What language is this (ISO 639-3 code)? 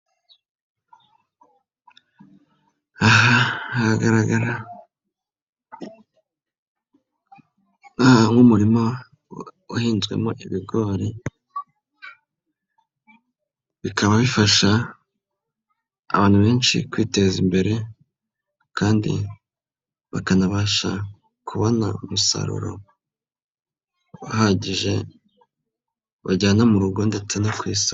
kin